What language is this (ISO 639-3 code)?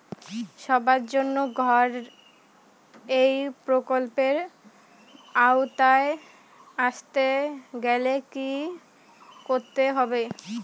ben